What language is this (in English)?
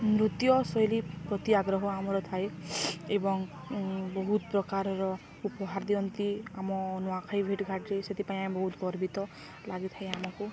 Odia